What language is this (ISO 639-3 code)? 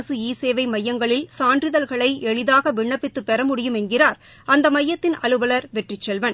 tam